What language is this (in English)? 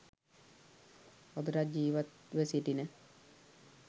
Sinhala